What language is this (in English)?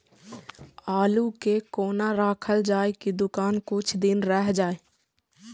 Maithili